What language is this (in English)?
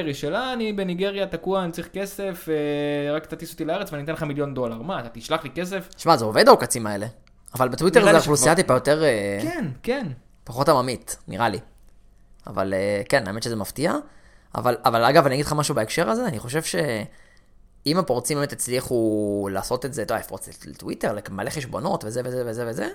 Hebrew